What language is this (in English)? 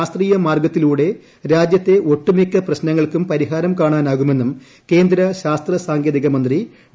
Malayalam